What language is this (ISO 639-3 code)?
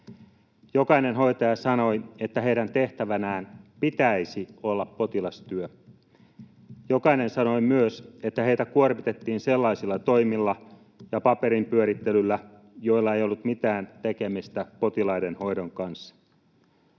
fin